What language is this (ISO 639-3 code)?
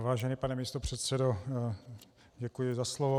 ces